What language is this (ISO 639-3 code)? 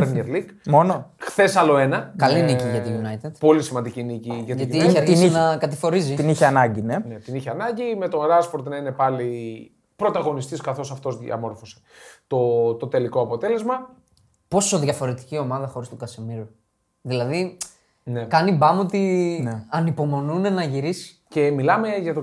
ell